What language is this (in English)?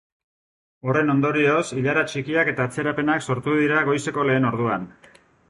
Basque